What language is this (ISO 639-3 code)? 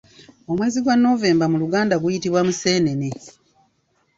lug